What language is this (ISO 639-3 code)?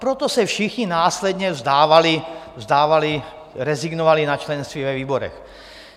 ces